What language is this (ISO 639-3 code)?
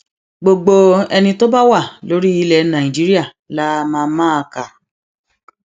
yor